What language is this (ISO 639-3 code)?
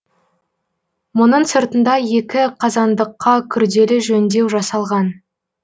kaz